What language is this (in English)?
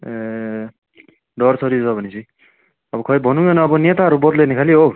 Nepali